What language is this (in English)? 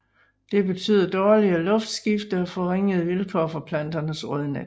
Danish